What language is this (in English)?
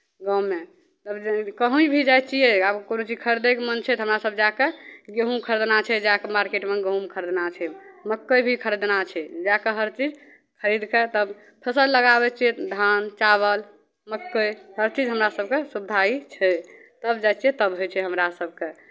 Maithili